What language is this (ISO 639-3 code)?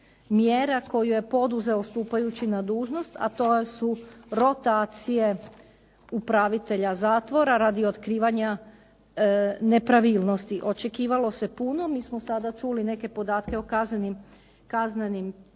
hrv